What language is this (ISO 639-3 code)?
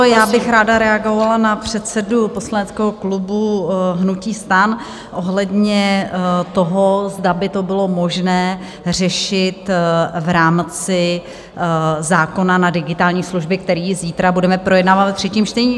ces